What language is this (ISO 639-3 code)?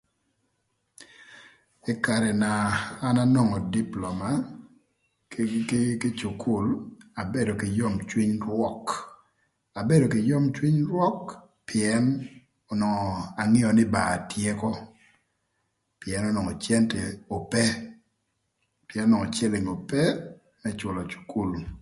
lth